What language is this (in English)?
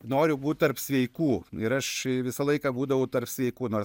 Lithuanian